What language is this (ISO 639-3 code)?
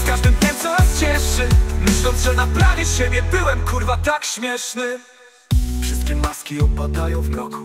pol